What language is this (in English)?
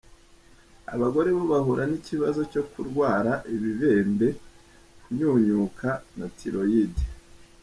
Kinyarwanda